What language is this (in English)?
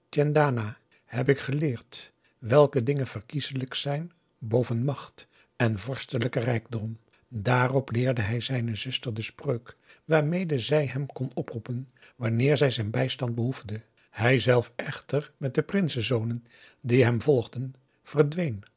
Dutch